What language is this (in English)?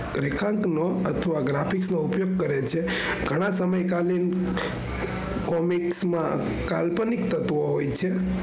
Gujarati